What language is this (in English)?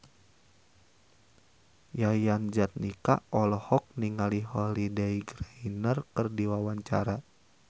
Sundanese